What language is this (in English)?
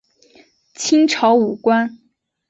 Chinese